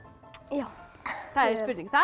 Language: Icelandic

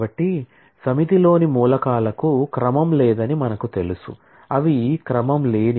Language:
Telugu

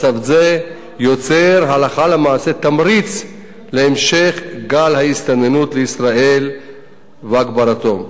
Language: Hebrew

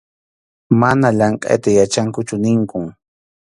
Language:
Arequipa-La Unión Quechua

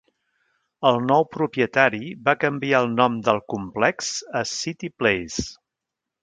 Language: Catalan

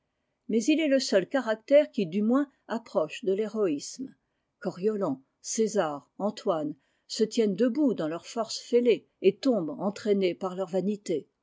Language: French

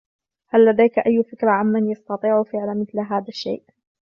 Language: Arabic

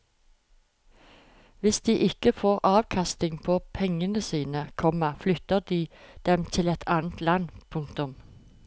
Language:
Norwegian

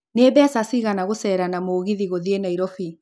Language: Kikuyu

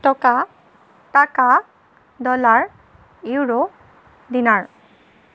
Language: Assamese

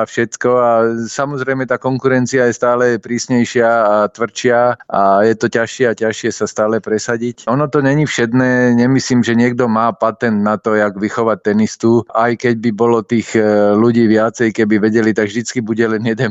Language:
Slovak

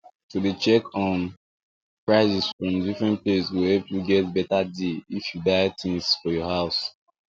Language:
Nigerian Pidgin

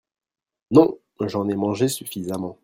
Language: French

